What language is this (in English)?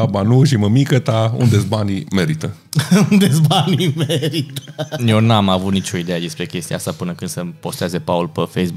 Romanian